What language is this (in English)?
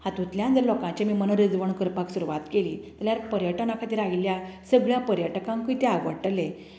Konkani